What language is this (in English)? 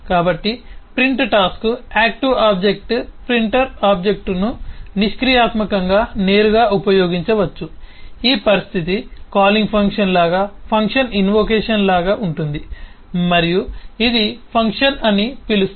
Telugu